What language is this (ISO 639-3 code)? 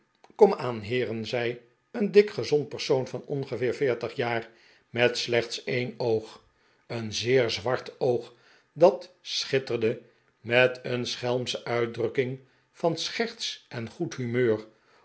nld